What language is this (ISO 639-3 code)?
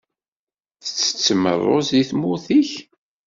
kab